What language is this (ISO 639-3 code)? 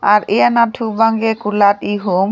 mjw